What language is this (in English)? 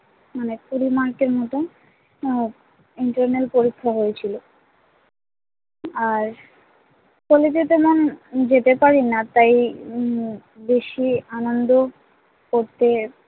Bangla